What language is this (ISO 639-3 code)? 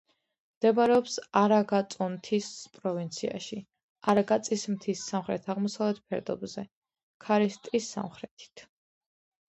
kat